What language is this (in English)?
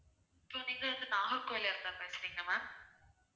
Tamil